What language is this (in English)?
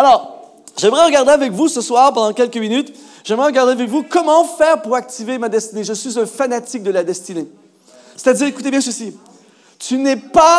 French